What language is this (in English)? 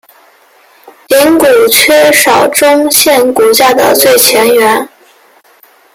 Chinese